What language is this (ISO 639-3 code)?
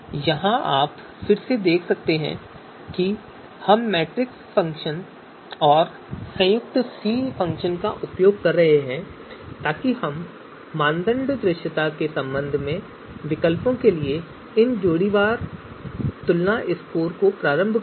hin